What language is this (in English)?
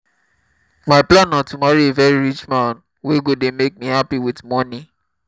Nigerian Pidgin